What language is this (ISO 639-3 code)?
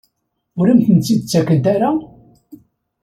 kab